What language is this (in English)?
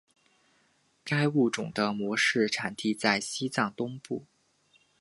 Chinese